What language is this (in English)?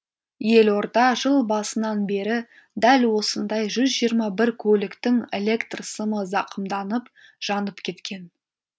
Kazakh